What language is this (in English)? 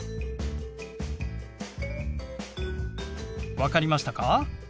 Japanese